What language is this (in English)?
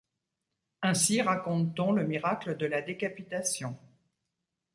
French